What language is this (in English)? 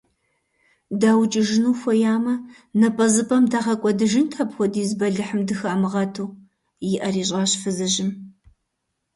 Kabardian